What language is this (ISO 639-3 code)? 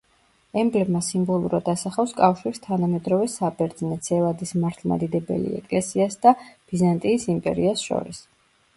kat